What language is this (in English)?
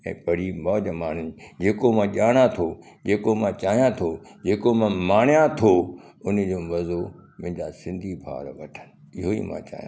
Sindhi